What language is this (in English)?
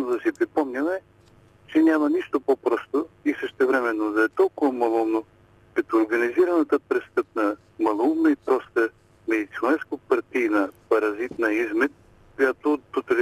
Bulgarian